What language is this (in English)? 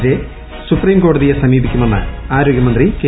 Malayalam